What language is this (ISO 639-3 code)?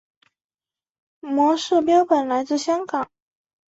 zho